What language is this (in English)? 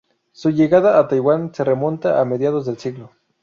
Spanish